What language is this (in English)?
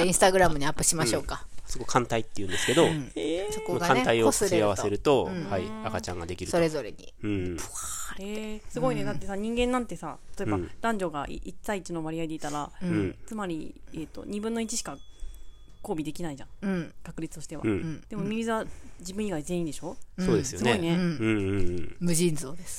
Japanese